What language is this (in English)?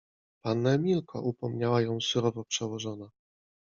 Polish